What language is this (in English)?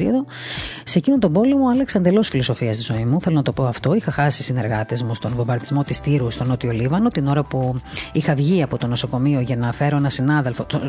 Greek